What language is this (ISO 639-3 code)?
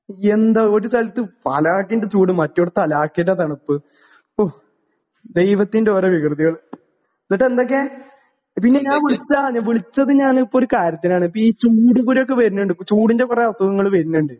mal